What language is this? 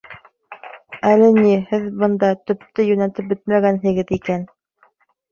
Bashkir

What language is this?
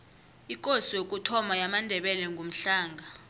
South Ndebele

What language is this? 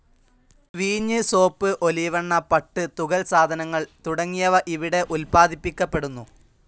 Malayalam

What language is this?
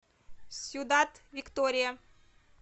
Russian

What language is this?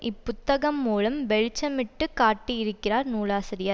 Tamil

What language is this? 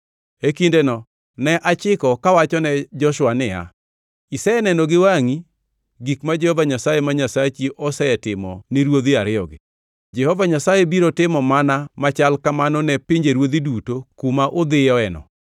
Luo (Kenya and Tanzania)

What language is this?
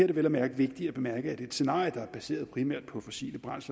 Danish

